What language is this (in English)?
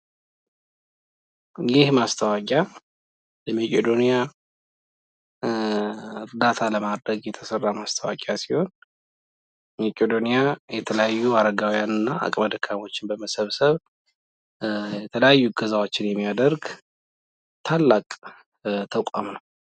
Amharic